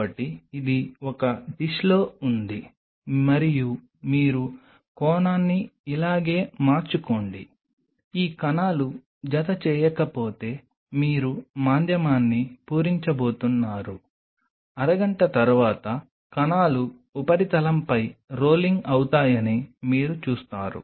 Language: Telugu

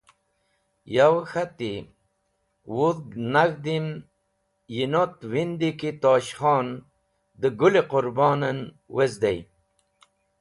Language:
Wakhi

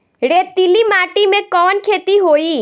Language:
Bhojpuri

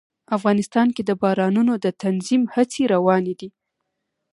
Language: Pashto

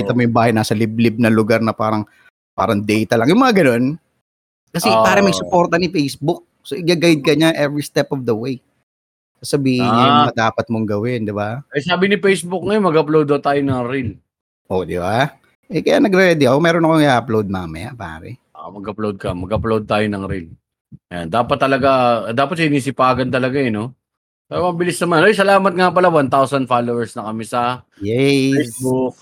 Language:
Filipino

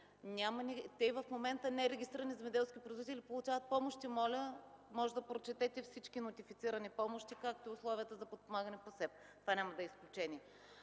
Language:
Bulgarian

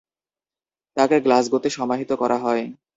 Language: Bangla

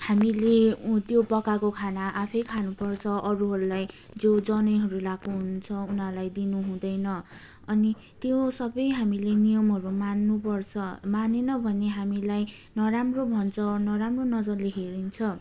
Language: Nepali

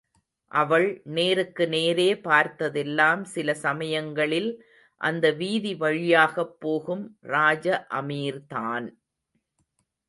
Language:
Tamil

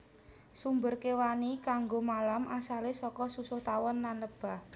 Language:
Javanese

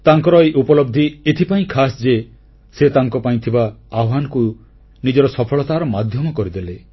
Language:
Odia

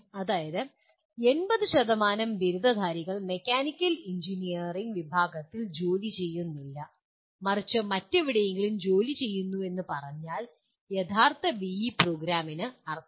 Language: Malayalam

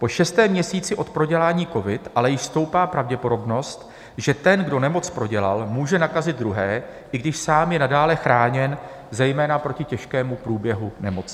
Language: Czech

